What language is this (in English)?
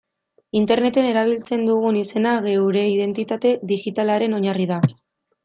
Basque